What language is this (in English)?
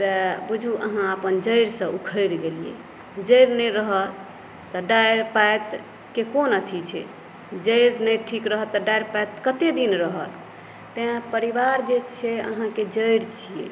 Maithili